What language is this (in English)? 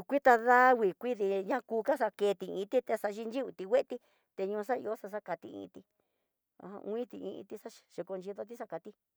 Tidaá Mixtec